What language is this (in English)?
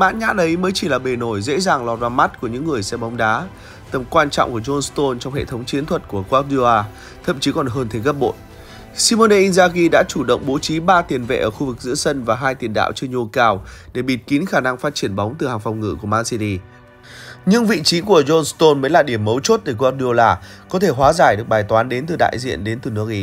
Vietnamese